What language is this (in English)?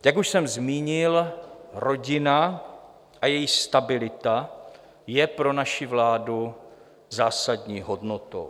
Czech